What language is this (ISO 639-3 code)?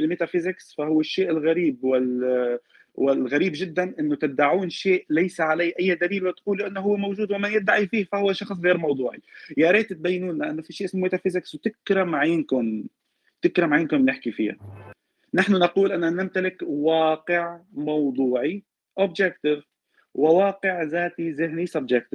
ara